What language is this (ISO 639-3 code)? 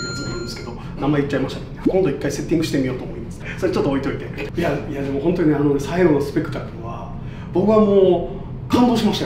jpn